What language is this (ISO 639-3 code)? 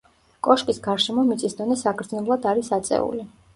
kat